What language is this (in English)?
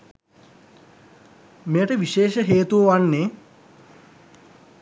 Sinhala